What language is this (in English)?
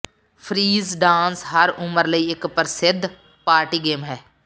Punjabi